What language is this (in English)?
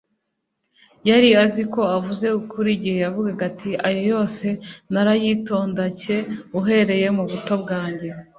Kinyarwanda